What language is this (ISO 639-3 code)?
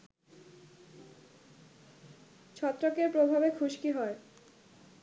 ben